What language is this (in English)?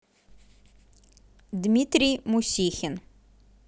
Russian